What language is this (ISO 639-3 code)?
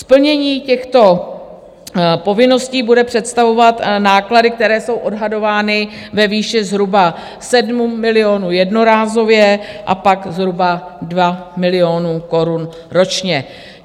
ces